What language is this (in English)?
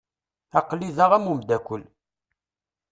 Kabyle